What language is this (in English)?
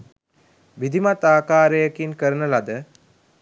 Sinhala